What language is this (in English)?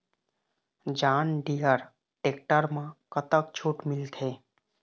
Chhattisgarhi